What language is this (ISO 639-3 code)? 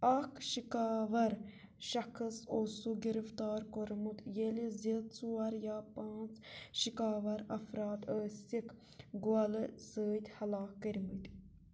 kas